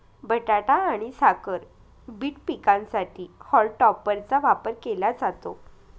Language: Marathi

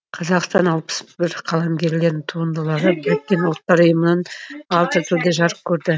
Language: Kazakh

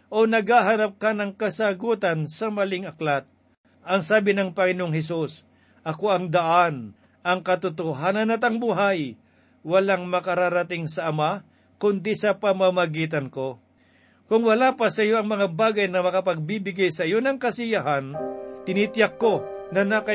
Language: Filipino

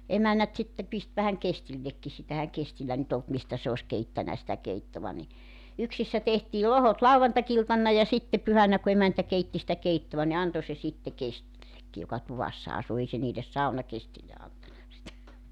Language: Finnish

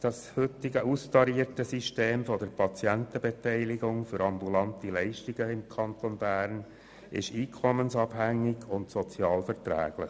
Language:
Swiss German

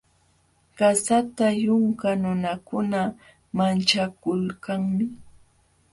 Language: Jauja Wanca Quechua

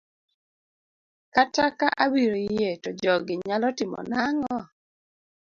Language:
Luo (Kenya and Tanzania)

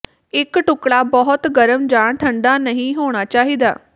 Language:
Punjabi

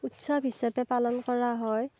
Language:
Assamese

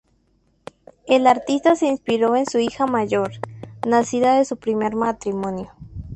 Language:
Spanish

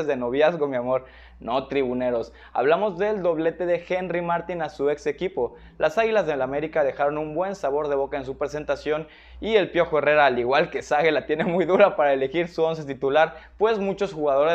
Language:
Spanish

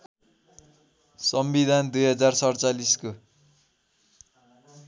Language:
Nepali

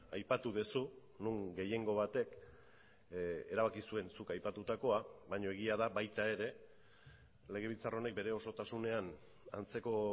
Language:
Basque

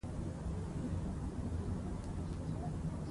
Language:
Pashto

